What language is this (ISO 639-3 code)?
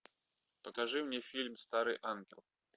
rus